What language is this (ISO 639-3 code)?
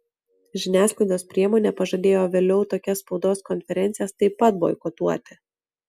lit